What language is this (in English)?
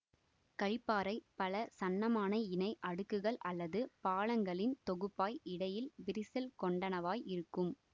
Tamil